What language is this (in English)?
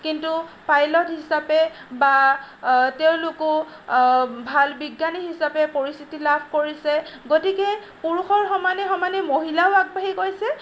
Assamese